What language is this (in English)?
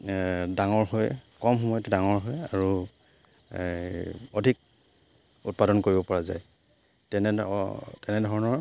Assamese